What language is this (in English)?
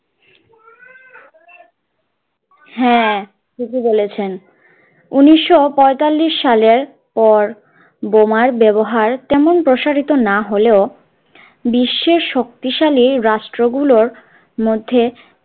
Bangla